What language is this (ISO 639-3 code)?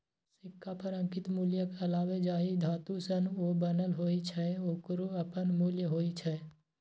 mai